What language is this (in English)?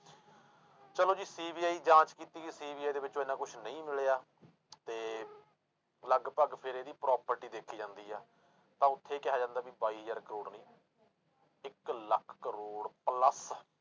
Punjabi